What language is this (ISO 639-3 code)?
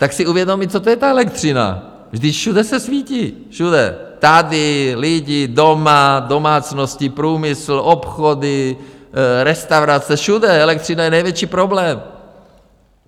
ces